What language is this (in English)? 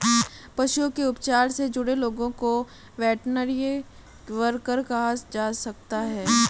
Hindi